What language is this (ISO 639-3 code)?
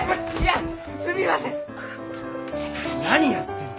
jpn